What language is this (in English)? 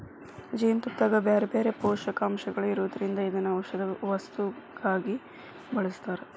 Kannada